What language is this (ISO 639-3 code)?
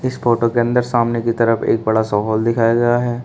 hin